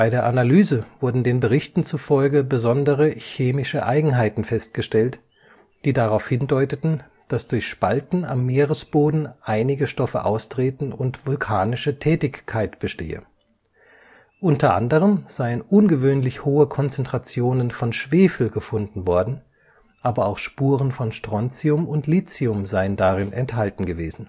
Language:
German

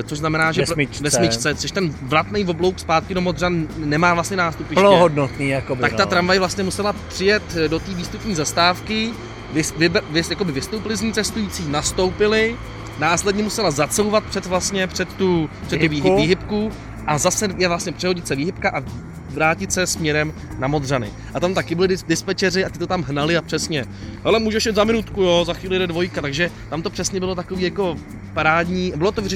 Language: Czech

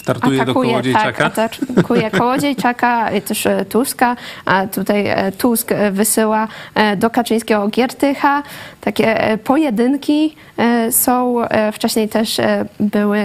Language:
Polish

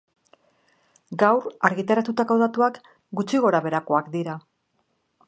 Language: Basque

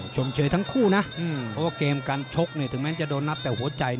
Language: Thai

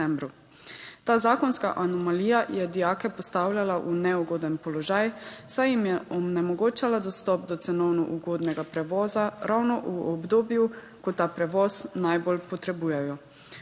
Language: Slovenian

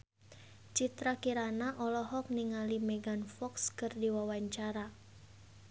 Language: Sundanese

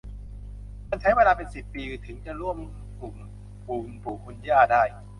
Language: Thai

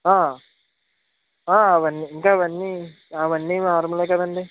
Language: Telugu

